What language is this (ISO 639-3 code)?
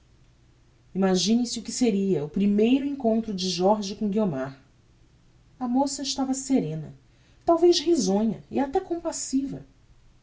por